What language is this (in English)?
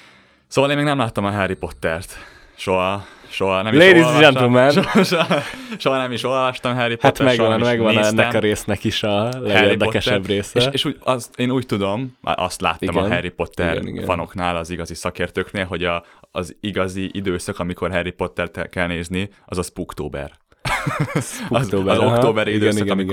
Hungarian